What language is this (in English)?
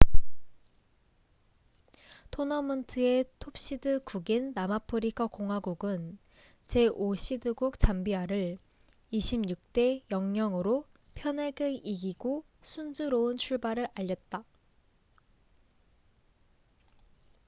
Korean